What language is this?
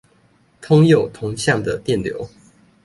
Chinese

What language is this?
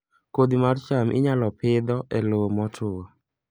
Luo (Kenya and Tanzania)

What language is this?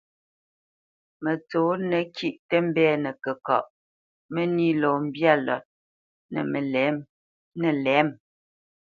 Bamenyam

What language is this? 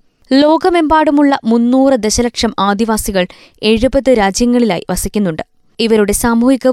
Malayalam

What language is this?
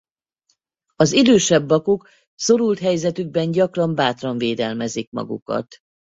Hungarian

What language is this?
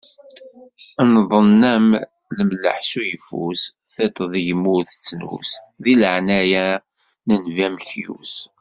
Kabyle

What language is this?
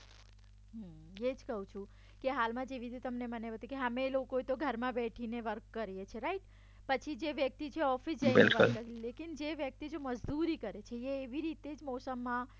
Gujarati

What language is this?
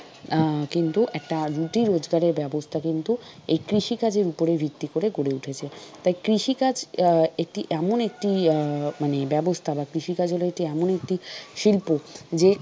Bangla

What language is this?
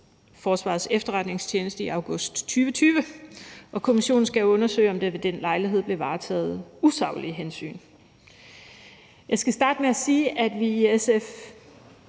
Danish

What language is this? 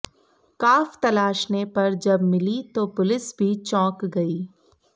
Hindi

